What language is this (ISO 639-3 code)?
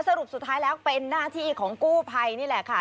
tha